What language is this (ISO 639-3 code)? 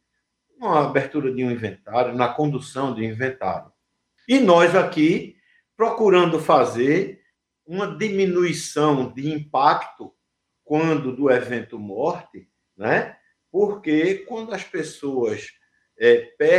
por